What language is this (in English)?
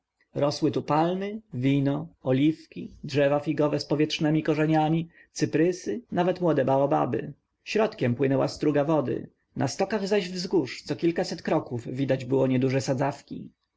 Polish